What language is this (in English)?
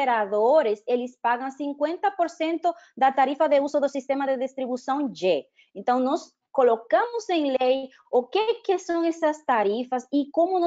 Portuguese